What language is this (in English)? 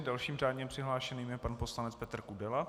Czech